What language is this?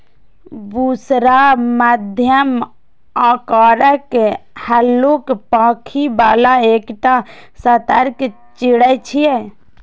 Maithili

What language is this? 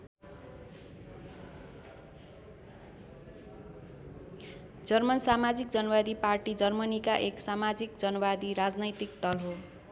Nepali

